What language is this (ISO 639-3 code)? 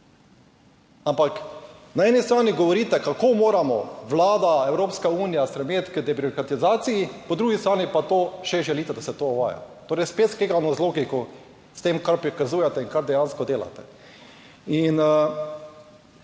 slv